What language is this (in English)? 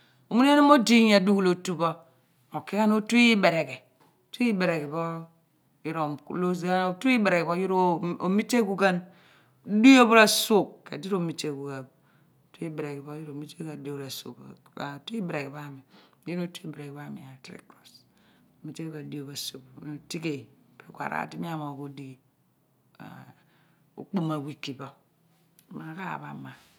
Abua